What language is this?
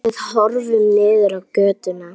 Icelandic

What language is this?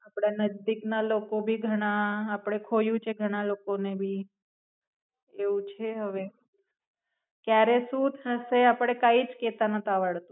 Gujarati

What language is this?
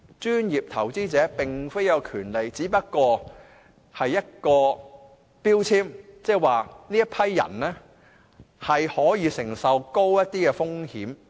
Cantonese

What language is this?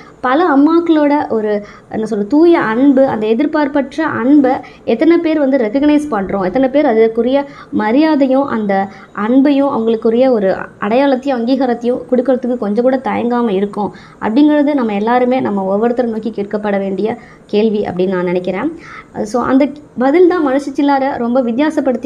Tamil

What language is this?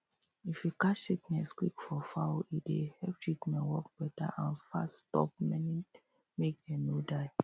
Nigerian Pidgin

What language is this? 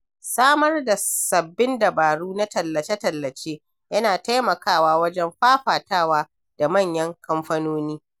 Hausa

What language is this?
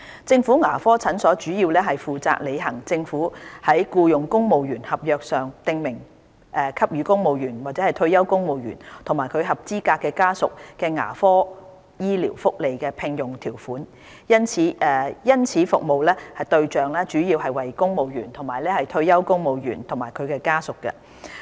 Cantonese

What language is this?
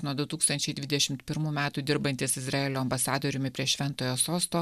Lithuanian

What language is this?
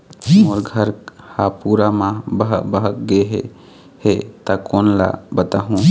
Chhattisgarhi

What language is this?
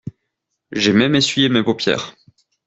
French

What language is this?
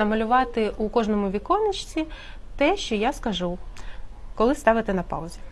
Ukrainian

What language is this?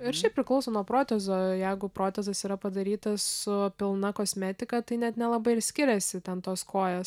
Lithuanian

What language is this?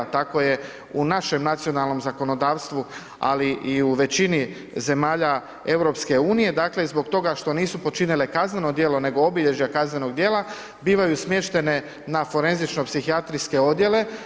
Croatian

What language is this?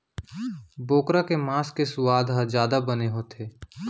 Chhattisgarhi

